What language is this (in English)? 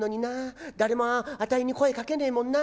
Japanese